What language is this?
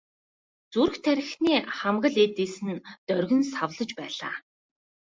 Mongolian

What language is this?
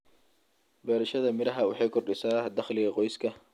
Somali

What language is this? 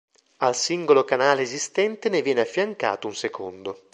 Italian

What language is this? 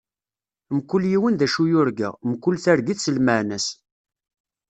Kabyle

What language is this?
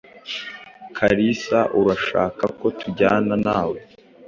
Kinyarwanda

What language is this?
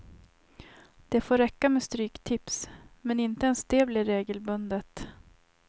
Swedish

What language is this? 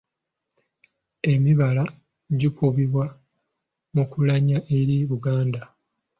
Ganda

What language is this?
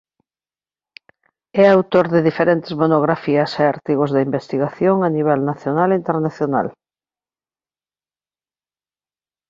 Galician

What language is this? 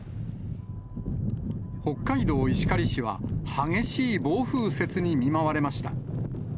Japanese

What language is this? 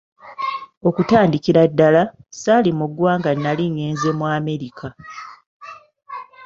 Ganda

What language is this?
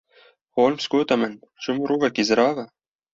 Kurdish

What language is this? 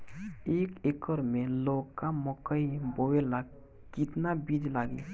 Bhojpuri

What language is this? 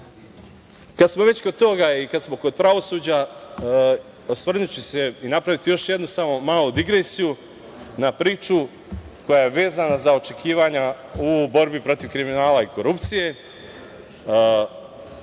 Serbian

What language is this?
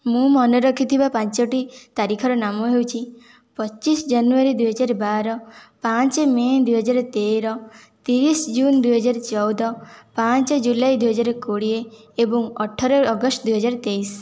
Odia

